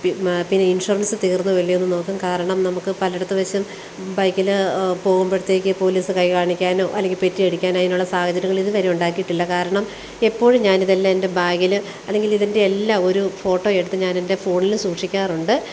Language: Malayalam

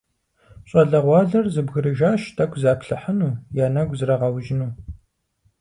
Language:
Kabardian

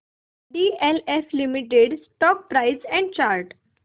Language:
Marathi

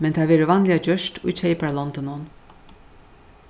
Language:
Faroese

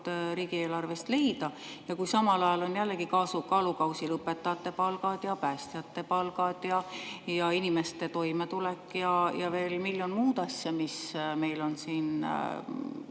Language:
Estonian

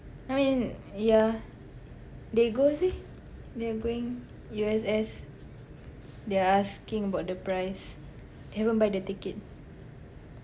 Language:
English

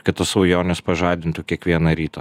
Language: Lithuanian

